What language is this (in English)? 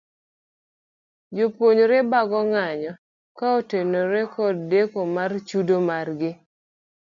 Luo (Kenya and Tanzania)